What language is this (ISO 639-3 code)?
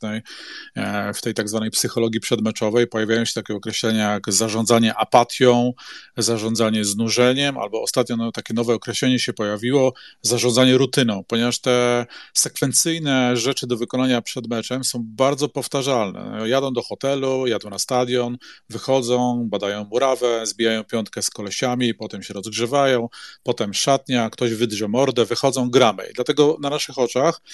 pol